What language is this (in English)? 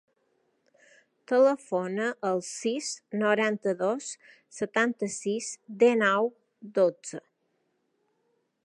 Catalan